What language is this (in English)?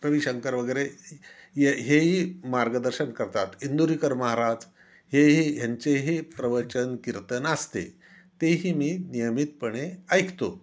Marathi